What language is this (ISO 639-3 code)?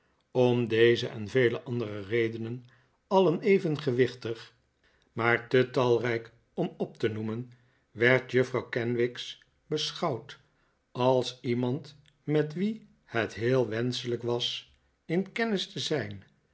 nld